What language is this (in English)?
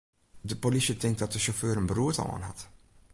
Western Frisian